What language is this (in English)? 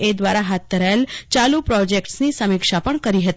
Gujarati